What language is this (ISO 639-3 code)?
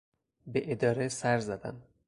fas